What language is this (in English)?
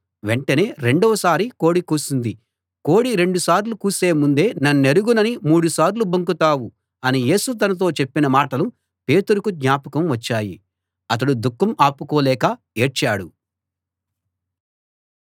Telugu